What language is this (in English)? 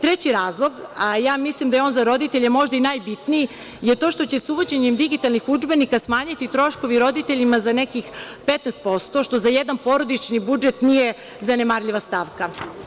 Serbian